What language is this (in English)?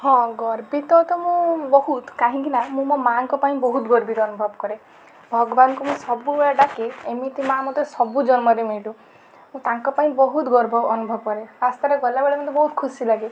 Odia